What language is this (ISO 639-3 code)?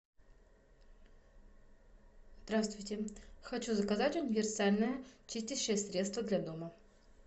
rus